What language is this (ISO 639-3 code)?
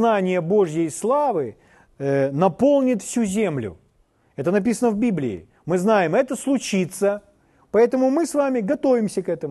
rus